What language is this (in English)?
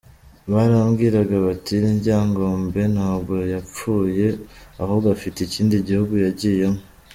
Kinyarwanda